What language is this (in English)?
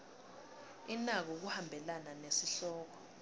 Swati